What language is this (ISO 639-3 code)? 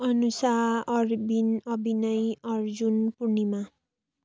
nep